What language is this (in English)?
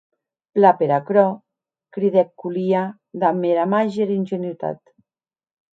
Occitan